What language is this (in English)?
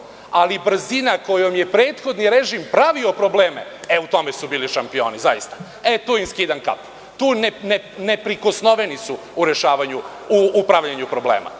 Serbian